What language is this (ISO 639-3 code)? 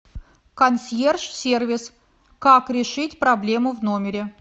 rus